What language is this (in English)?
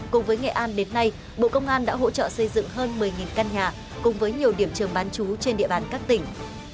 Vietnamese